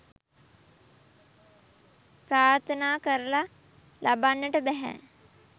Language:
Sinhala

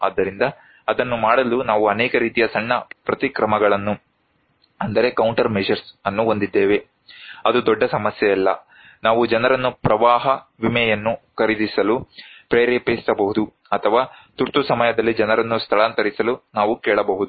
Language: Kannada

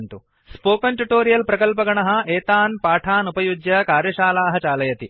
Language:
Sanskrit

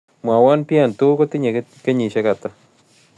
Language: Kalenjin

